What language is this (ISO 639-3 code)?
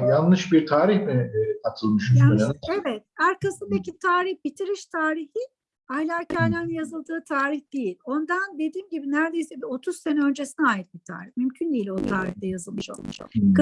tur